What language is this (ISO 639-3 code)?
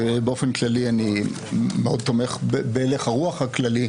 heb